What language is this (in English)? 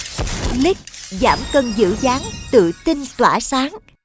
Vietnamese